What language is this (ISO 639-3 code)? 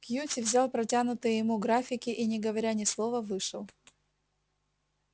rus